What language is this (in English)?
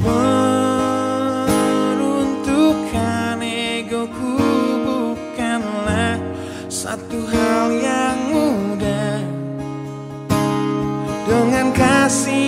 Malay